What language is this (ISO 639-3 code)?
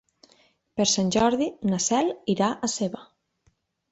cat